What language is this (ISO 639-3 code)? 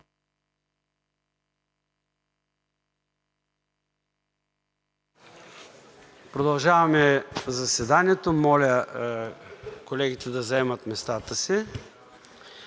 bul